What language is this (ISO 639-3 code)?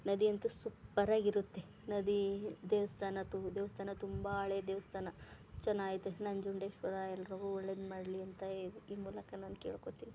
kan